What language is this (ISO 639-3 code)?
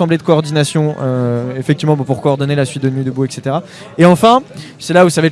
fra